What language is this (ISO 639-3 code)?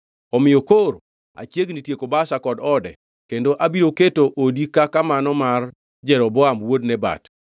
luo